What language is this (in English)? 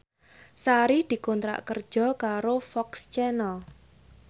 Javanese